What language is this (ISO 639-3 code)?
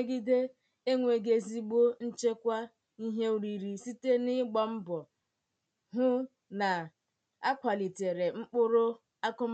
ibo